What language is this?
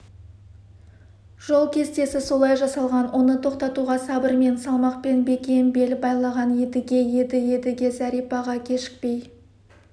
Kazakh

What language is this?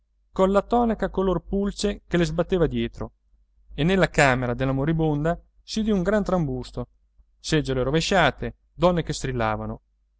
Italian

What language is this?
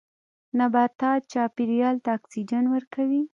Pashto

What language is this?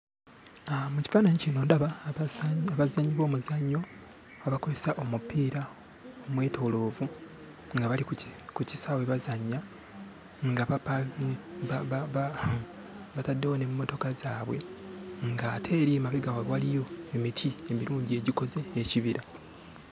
Ganda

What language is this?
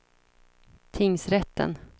Swedish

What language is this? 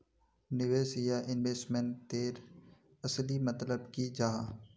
Magahi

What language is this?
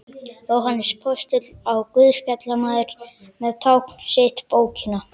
Icelandic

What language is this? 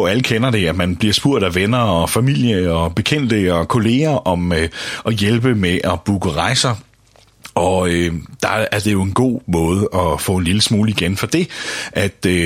Danish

